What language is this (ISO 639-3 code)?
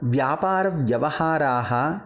san